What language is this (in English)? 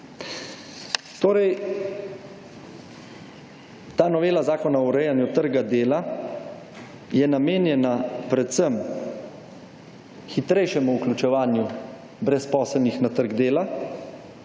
Slovenian